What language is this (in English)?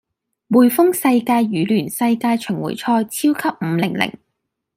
Cantonese